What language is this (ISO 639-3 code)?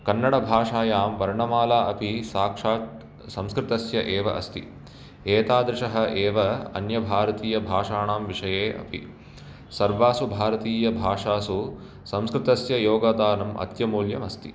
san